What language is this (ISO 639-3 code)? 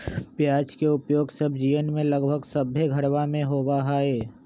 mag